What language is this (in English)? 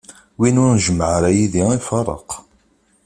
Kabyle